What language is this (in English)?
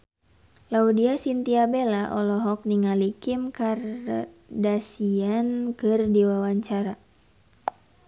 Sundanese